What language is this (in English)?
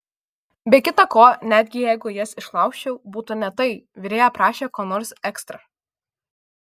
Lithuanian